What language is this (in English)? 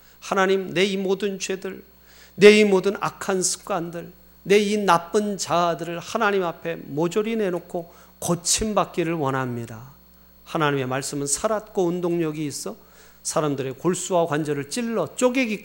Korean